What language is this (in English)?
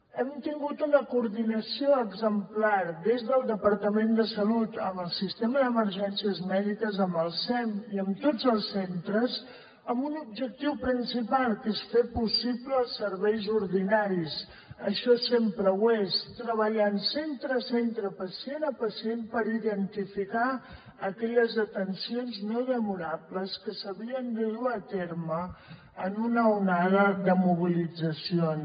Catalan